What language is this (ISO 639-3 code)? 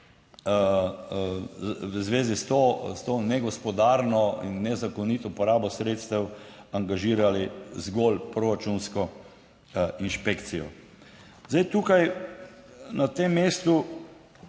slv